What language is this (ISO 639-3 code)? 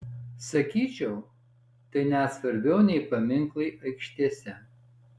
lit